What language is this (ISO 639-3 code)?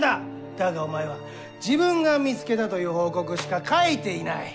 jpn